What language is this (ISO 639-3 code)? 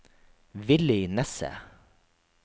nor